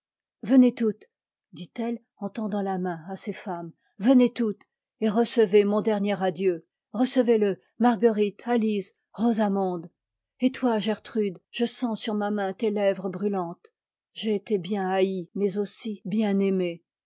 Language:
French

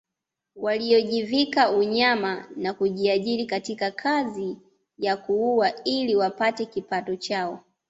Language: Swahili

